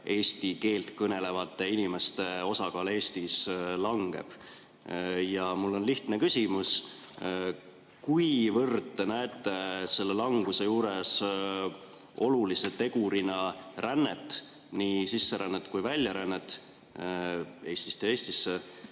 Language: Estonian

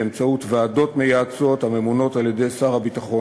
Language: Hebrew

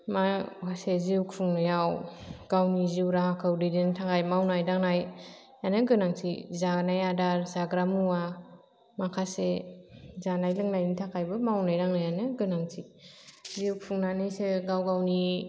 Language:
Bodo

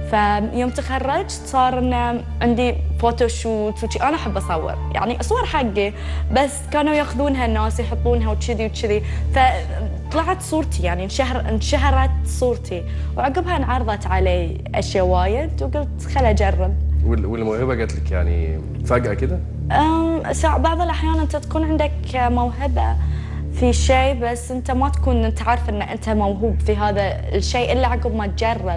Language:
Arabic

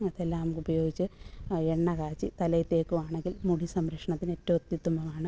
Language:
Malayalam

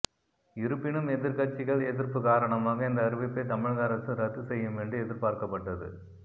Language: Tamil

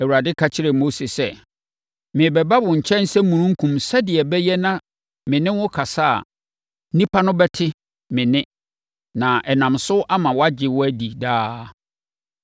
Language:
Akan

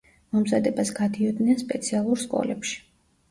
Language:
Georgian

